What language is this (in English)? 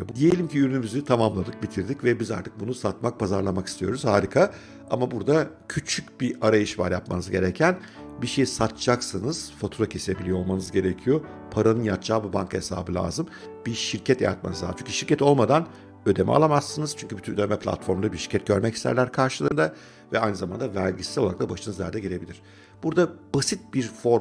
Turkish